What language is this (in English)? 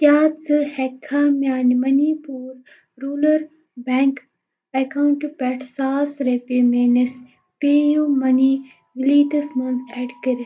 Kashmiri